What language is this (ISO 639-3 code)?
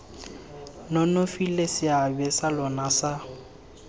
tsn